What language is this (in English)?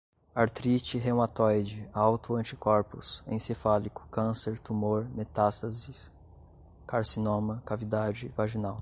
Portuguese